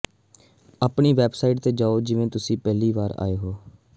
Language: Punjabi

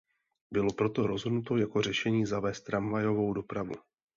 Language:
Czech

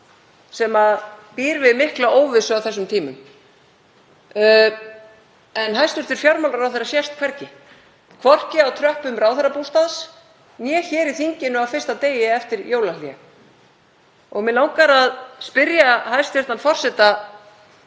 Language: Icelandic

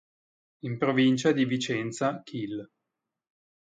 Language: Italian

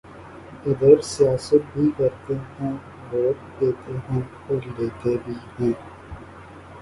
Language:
Urdu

